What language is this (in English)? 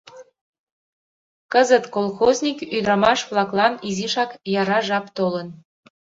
Mari